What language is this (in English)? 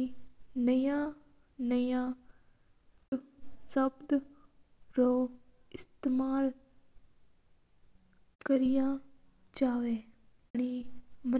Mewari